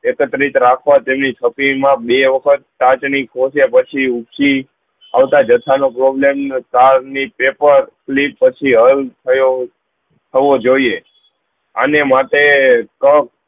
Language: Gujarati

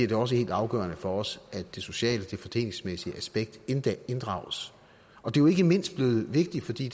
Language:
Danish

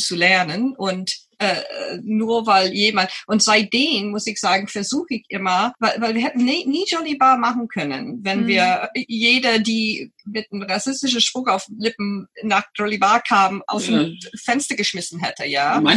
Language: German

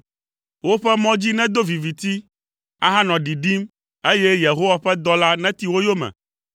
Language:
Ewe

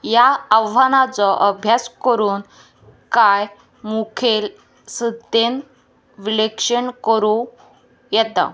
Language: Konkani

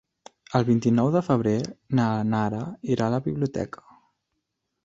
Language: Catalan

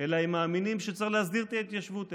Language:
Hebrew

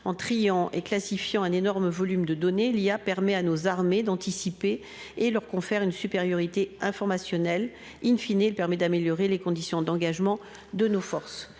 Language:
French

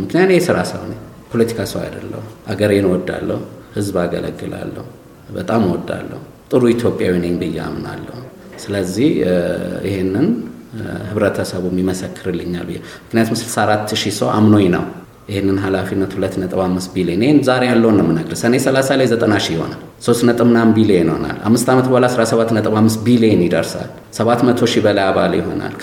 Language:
Amharic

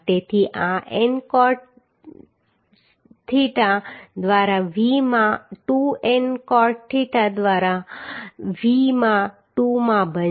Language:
Gujarati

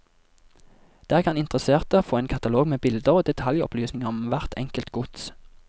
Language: Norwegian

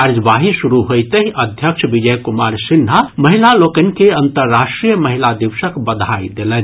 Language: Maithili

